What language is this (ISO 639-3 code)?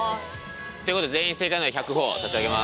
jpn